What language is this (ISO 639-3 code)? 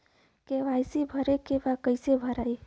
bho